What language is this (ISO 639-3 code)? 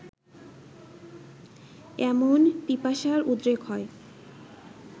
ben